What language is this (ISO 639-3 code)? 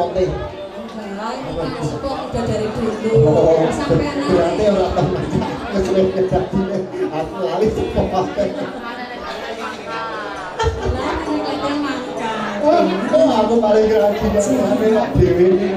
ind